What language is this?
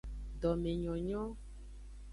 Aja (Benin)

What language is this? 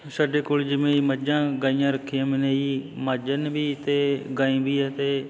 Punjabi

